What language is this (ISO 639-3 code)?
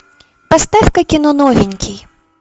rus